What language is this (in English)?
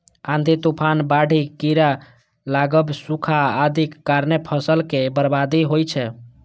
Maithili